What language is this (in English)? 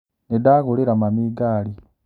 Kikuyu